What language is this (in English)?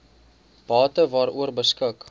Afrikaans